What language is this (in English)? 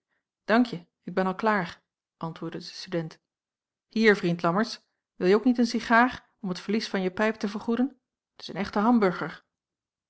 Dutch